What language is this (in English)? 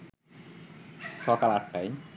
Bangla